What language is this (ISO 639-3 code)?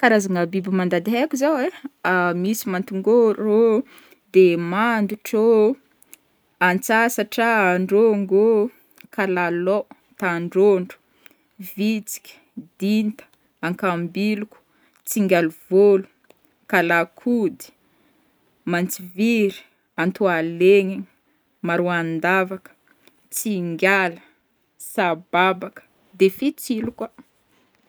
bmm